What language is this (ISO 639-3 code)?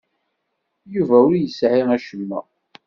kab